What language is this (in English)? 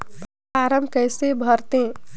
Chhattisgarhi